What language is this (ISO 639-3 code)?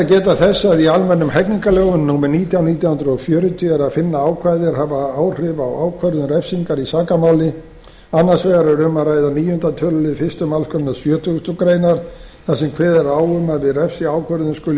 isl